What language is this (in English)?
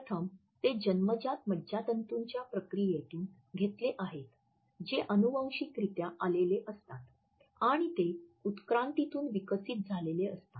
Marathi